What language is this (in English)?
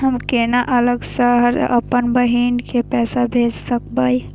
Maithili